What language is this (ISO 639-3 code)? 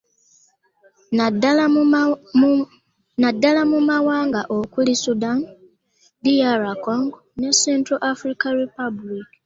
lug